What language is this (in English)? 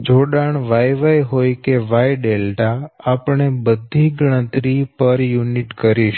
Gujarati